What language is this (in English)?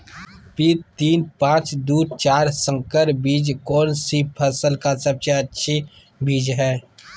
Magahi